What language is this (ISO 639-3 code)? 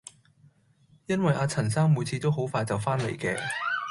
yue